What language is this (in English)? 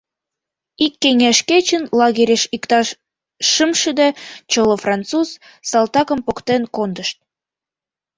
Mari